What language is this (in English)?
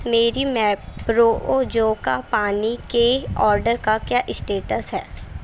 Urdu